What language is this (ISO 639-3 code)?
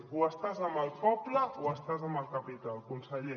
cat